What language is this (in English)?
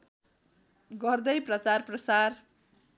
Nepali